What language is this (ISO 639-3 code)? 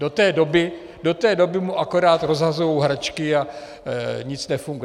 ces